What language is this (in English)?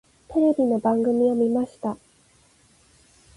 Japanese